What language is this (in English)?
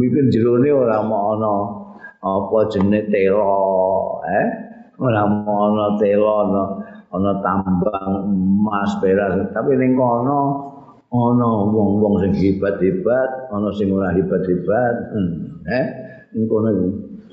Indonesian